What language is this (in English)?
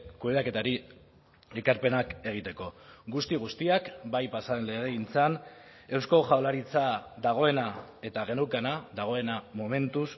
Basque